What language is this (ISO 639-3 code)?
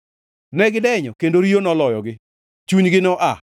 luo